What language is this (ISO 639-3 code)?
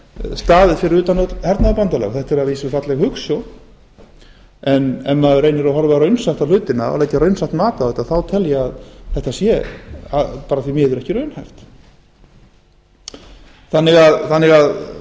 isl